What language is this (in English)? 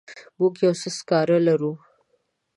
Pashto